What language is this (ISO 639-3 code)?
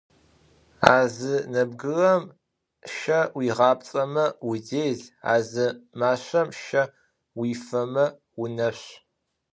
ady